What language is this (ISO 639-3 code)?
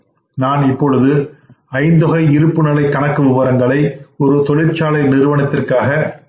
tam